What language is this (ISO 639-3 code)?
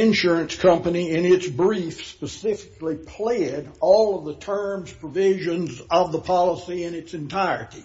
eng